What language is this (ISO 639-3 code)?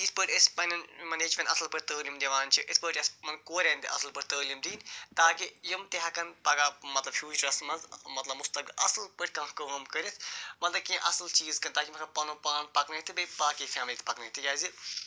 kas